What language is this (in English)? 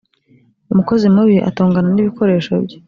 Kinyarwanda